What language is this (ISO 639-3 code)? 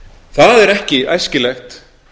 isl